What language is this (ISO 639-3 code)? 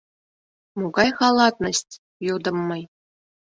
chm